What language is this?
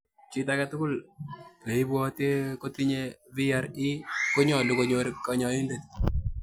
Kalenjin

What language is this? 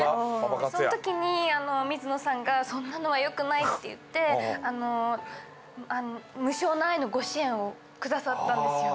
Japanese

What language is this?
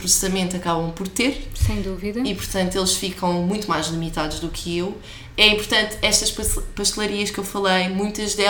Portuguese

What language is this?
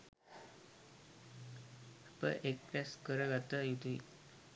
Sinhala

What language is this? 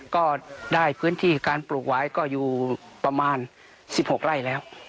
Thai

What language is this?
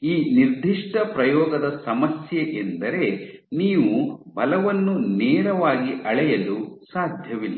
Kannada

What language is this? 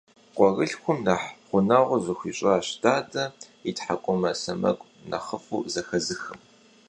Kabardian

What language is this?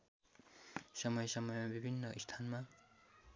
Nepali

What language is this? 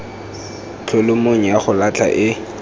Tswana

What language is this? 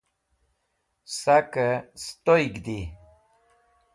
Wakhi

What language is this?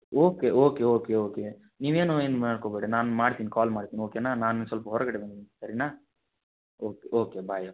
Kannada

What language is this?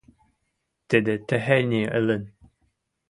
Western Mari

